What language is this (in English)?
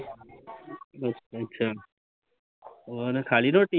Punjabi